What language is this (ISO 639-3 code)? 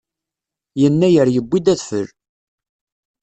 kab